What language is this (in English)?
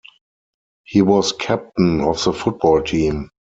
English